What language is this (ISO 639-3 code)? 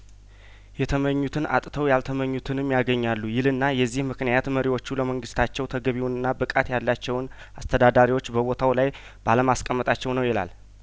amh